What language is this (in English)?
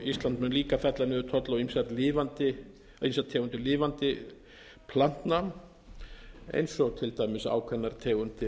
Icelandic